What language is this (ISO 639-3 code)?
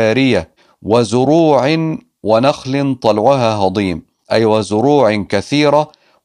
ara